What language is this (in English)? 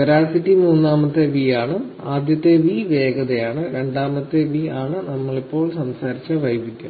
Malayalam